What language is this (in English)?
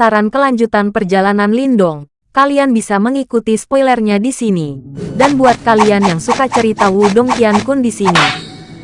Indonesian